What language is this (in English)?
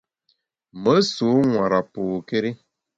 Bamun